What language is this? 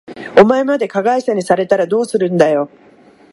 Japanese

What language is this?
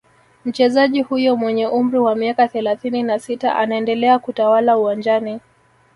Swahili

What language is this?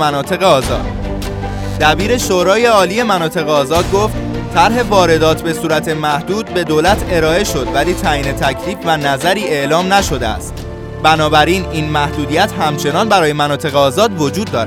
Persian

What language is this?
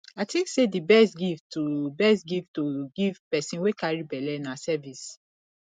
Nigerian Pidgin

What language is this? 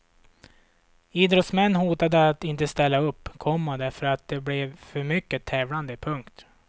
Swedish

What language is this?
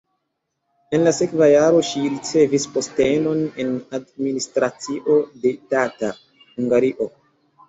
Esperanto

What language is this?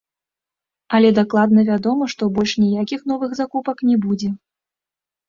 Belarusian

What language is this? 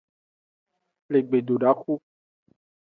Aja (Benin)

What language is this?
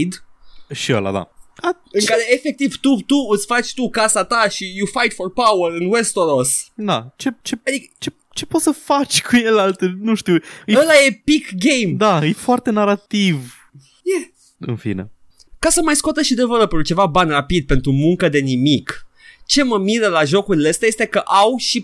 Romanian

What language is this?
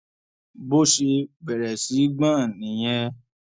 Yoruba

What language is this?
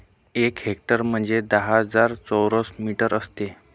Marathi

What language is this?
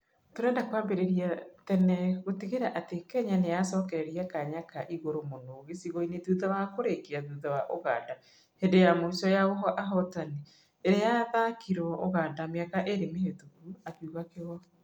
Kikuyu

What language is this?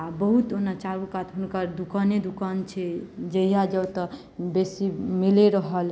Maithili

